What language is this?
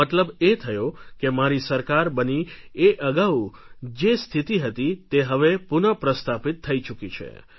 Gujarati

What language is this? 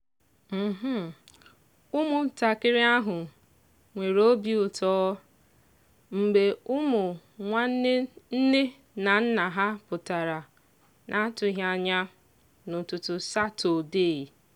Igbo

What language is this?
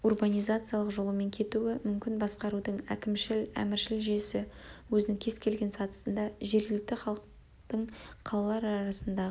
Kazakh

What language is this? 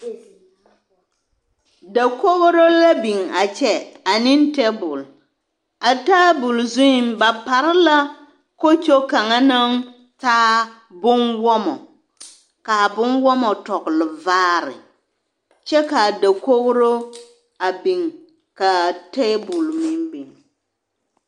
Southern Dagaare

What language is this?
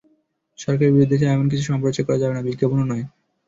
Bangla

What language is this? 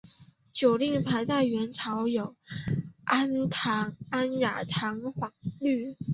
Chinese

